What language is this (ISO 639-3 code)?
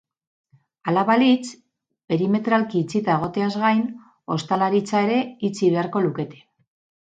eus